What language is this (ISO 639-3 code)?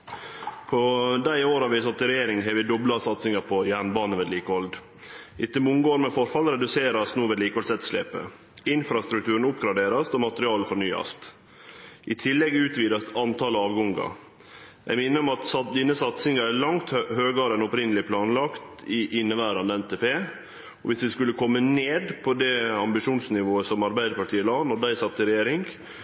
nno